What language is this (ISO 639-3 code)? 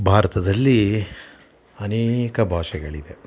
kan